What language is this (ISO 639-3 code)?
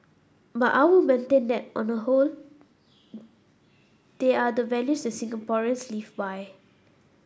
eng